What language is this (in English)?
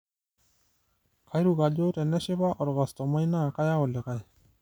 Masai